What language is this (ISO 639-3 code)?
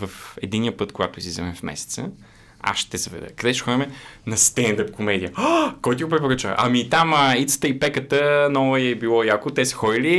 bul